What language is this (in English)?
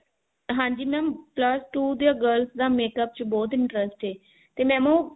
Punjabi